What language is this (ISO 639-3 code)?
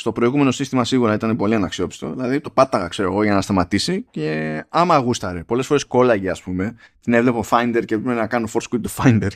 ell